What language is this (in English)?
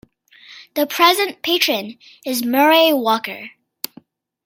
English